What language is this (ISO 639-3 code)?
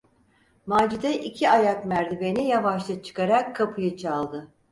tur